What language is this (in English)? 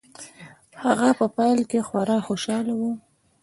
Pashto